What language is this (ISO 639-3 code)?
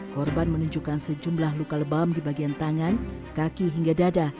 ind